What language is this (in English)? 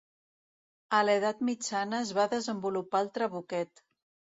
Catalan